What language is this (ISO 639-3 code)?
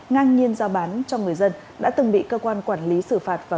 vie